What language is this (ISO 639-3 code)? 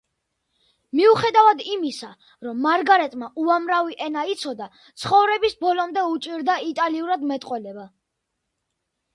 kat